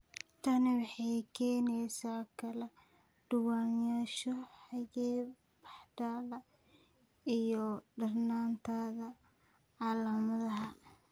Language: Somali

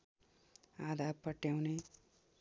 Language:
Nepali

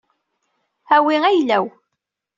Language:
Kabyle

